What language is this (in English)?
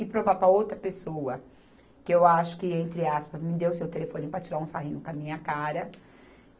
Portuguese